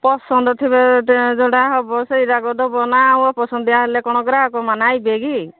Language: Odia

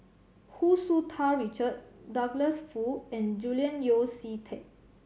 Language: English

